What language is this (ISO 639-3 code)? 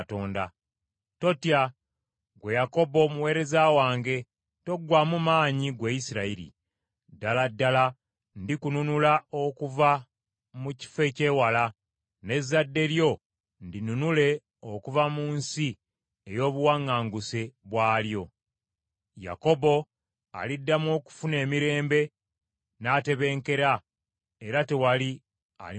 lug